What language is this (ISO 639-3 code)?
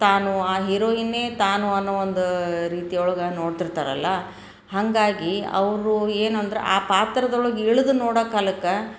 kan